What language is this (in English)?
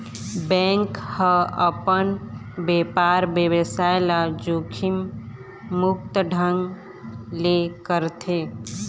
Chhattisgarhi